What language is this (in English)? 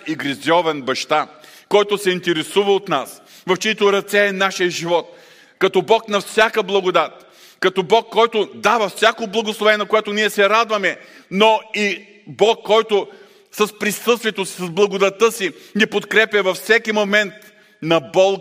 Bulgarian